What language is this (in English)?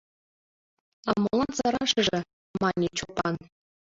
Mari